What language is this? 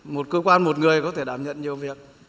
Vietnamese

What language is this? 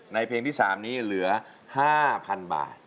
Thai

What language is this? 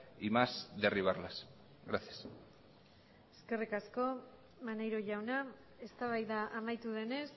Basque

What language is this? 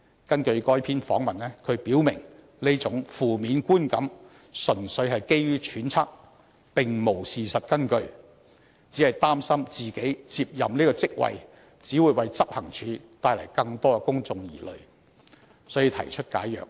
Cantonese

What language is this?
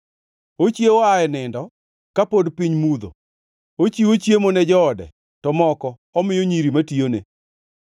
Luo (Kenya and Tanzania)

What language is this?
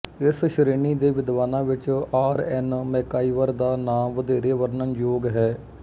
Punjabi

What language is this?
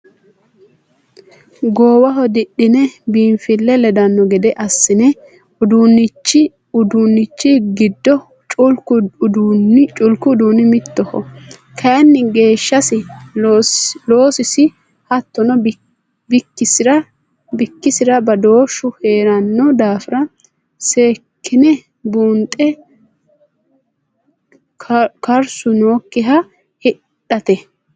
Sidamo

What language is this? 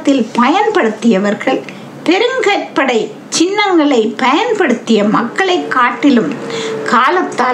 Tamil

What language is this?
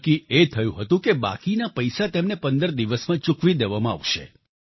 Gujarati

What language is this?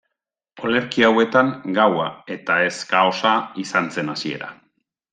Basque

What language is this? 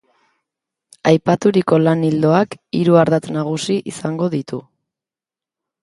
Basque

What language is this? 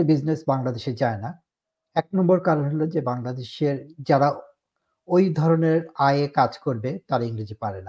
Bangla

